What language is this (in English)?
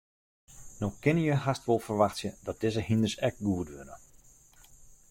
Western Frisian